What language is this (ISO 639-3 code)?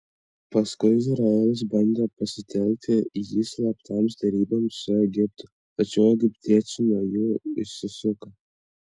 lit